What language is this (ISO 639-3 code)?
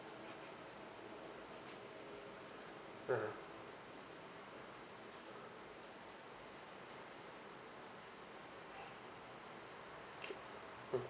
eng